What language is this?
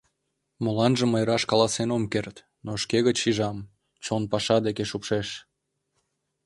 Mari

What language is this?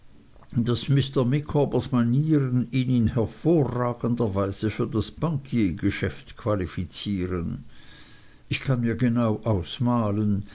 German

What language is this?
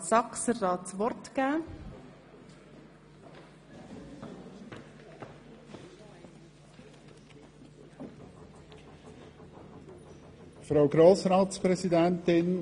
Swiss German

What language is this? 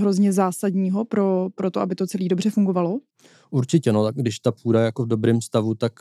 Czech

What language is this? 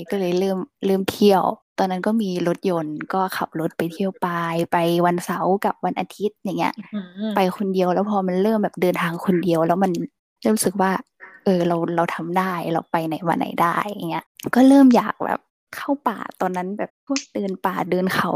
Thai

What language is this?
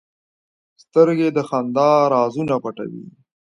Pashto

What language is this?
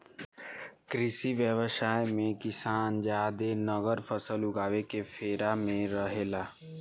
Bhojpuri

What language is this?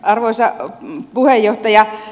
Finnish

